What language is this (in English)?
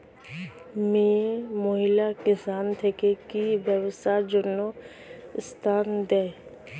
Bangla